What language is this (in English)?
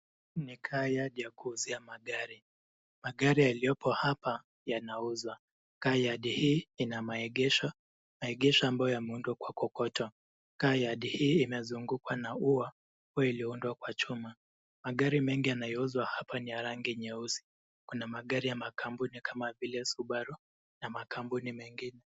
Swahili